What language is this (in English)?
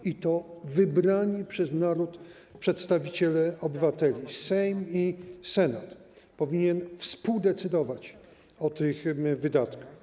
Polish